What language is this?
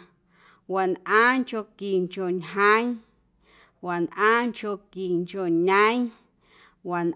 Guerrero Amuzgo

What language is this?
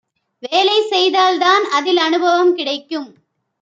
Tamil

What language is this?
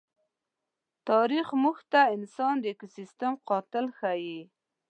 Pashto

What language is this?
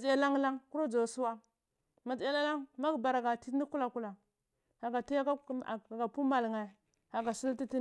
Cibak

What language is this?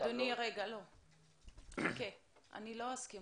Hebrew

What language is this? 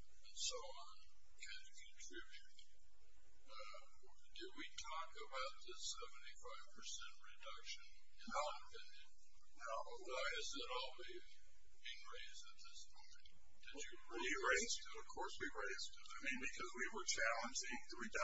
English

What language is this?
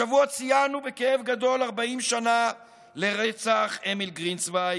Hebrew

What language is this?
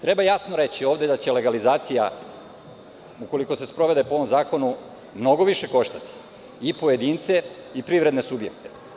Serbian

